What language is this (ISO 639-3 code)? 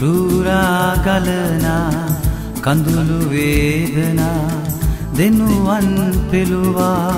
hin